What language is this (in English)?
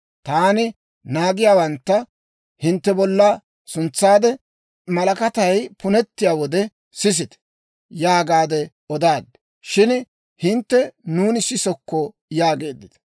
Dawro